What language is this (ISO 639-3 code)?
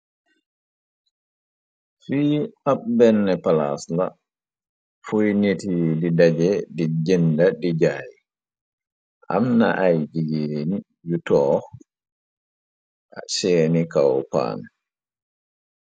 wol